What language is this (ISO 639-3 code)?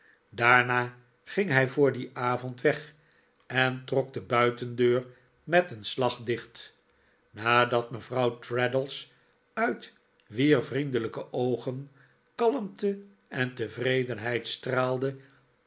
nld